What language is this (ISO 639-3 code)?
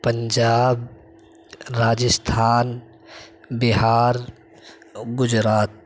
urd